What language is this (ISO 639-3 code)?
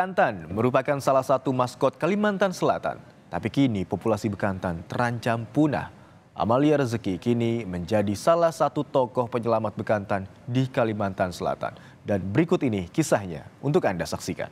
ind